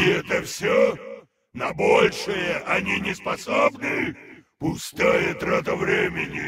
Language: Russian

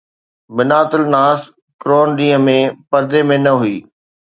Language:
Sindhi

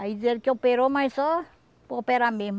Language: Portuguese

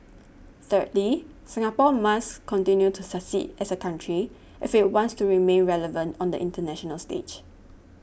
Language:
English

